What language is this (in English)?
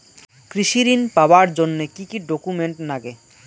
Bangla